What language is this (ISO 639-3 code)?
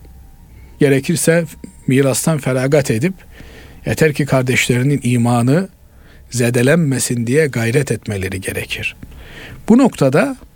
tur